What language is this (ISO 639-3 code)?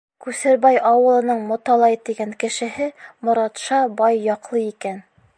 bak